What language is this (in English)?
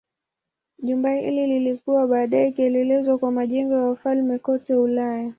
Swahili